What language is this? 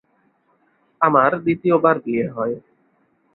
Bangla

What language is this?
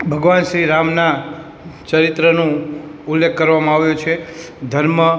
Gujarati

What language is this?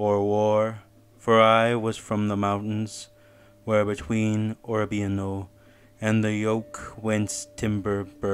English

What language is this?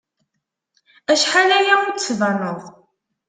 Kabyle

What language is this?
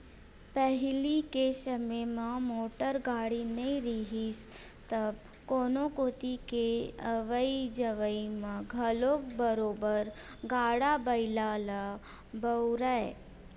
Chhattisgarhi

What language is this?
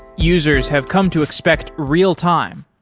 English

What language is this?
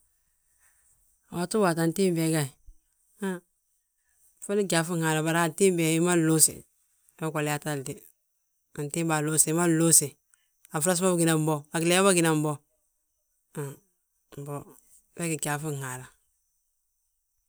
Balanta-Ganja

